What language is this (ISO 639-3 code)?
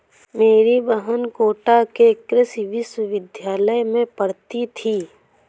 hin